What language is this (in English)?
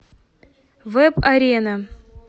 Russian